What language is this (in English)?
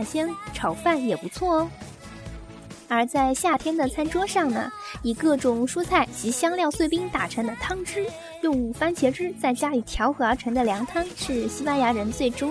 Chinese